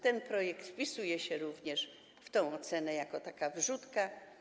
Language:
Polish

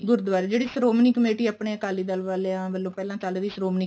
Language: Punjabi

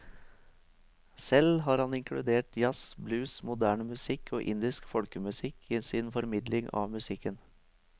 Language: Norwegian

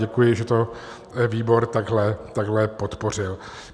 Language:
Czech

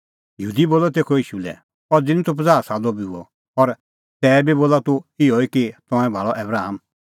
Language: Kullu Pahari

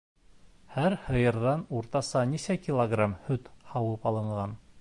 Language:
Bashkir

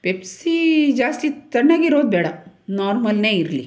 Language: Kannada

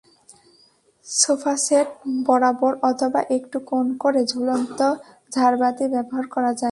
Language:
Bangla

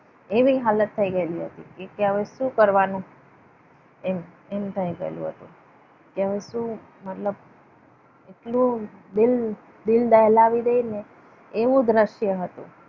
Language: Gujarati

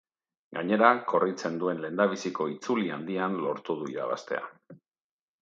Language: Basque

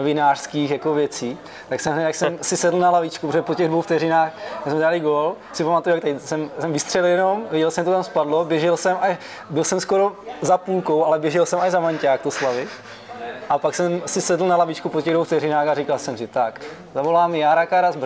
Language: Czech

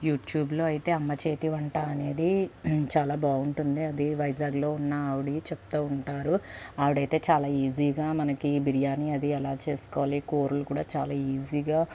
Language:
Telugu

